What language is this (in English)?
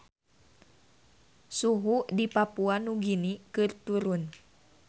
Sundanese